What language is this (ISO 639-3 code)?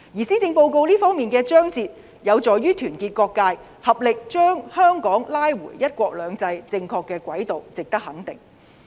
yue